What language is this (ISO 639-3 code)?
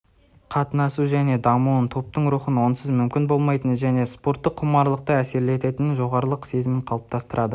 kaz